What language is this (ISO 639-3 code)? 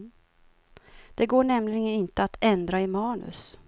swe